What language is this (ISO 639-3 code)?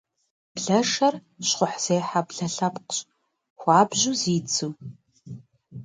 kbd